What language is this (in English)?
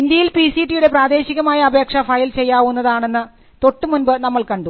Malayalam